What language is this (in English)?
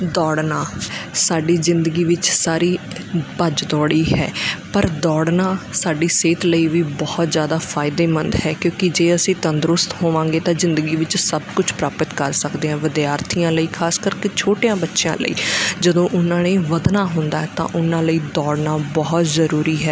Punjabi